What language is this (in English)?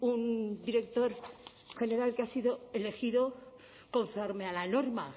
Spanish